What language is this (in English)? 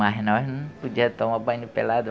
Portuguese